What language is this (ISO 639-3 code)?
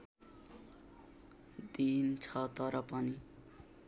nep